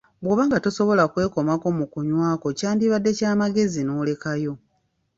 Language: Ganda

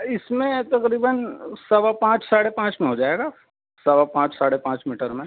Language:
Urdu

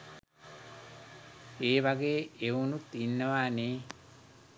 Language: Sinhala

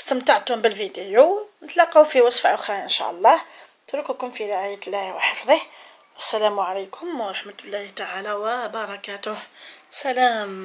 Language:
Arabic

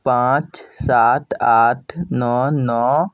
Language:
Maithili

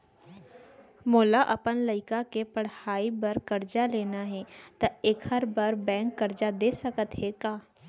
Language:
Chhattisgarhi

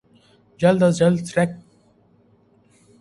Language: Urdu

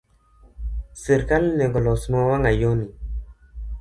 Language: Luo (Kenya and Tanzania)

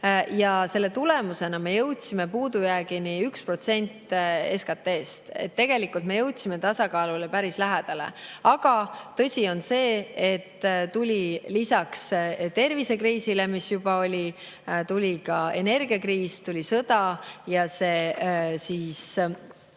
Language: Estonian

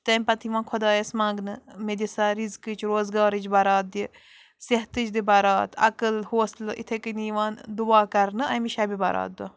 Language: Kashmiri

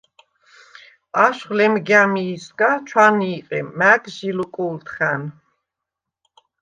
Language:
Svan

